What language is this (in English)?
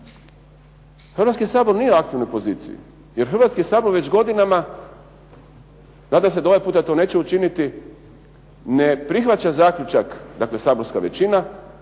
Croatian